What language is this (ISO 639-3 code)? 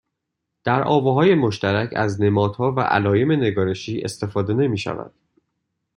fas